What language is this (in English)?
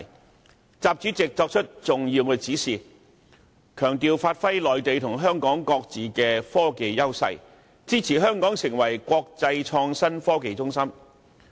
Cantonese